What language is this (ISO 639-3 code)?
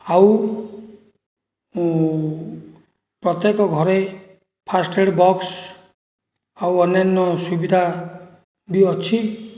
ori